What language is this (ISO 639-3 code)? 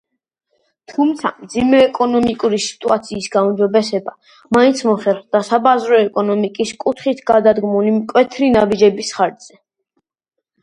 kat